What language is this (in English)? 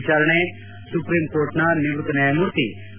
Kannada